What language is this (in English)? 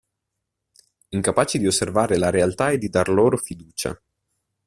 Italian